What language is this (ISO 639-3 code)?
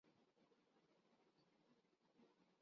urd